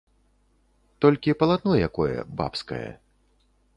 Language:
Belarusian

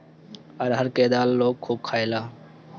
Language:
Bhojpuri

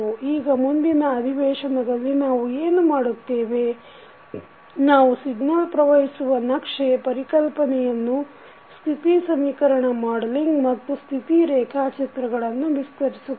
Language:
Kannada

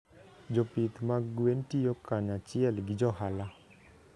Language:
Luo (Kenya and Tanzania)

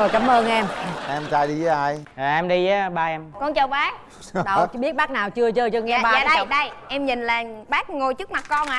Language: Vietnamese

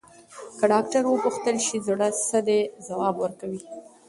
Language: Pashto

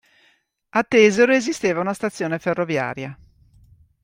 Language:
Italian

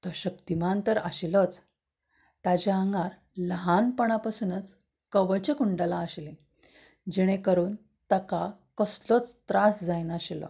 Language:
Konkani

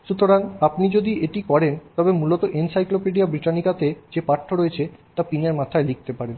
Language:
Bangla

